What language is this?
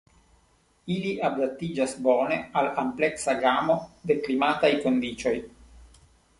Esperanto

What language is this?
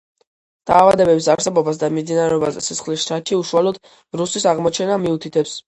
Georgian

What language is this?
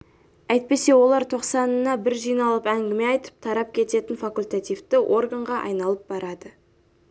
Kazakh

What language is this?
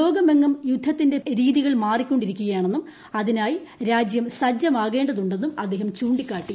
Malayalam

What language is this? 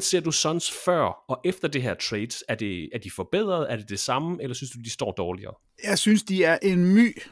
Danish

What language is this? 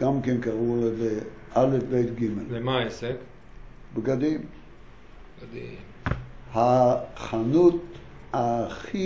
Hebrew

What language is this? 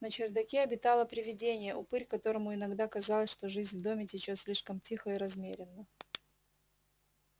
Russian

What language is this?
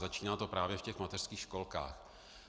Czech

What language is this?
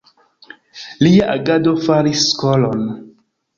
Esperanto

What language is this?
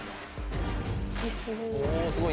Japanese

